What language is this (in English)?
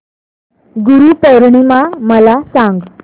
Marathi